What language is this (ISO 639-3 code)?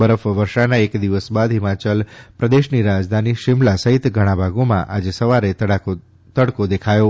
guj